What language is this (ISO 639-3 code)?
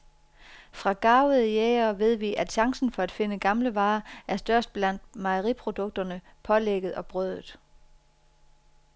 dan